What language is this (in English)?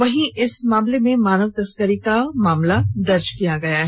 Hindi